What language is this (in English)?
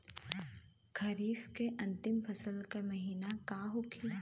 Bhojpuri